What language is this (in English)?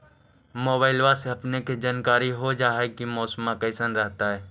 Magahi